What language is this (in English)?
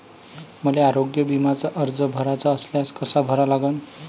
Marathi